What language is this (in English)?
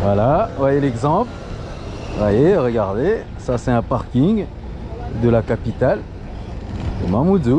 French